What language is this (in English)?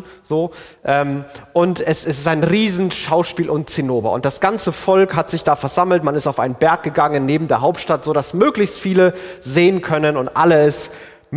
German